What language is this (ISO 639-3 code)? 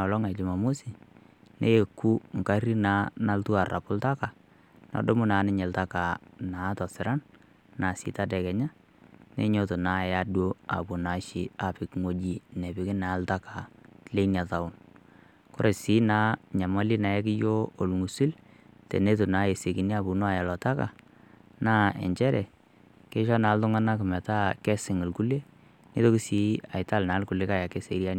mas